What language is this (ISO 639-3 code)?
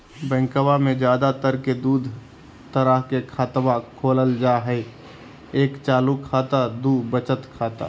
mag